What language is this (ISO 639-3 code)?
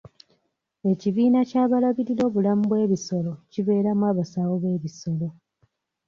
lug